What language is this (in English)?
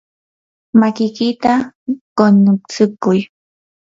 Yanahuanca Pasco Quechua